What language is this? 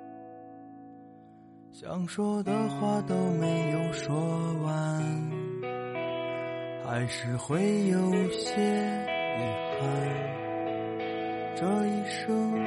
Chinese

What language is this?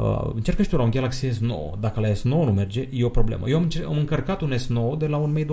Romanian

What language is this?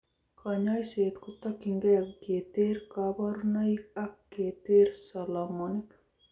Kalenjin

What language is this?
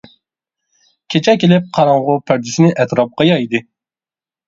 Uyghur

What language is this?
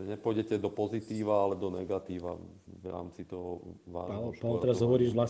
Slovak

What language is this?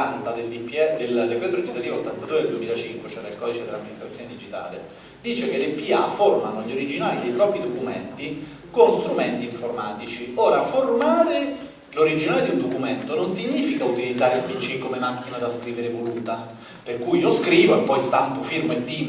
Italian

